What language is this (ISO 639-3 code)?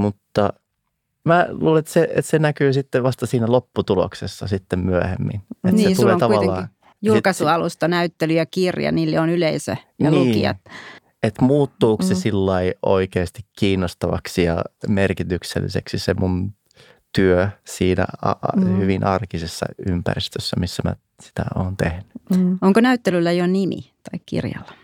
fin